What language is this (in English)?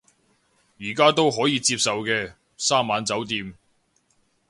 Cantonese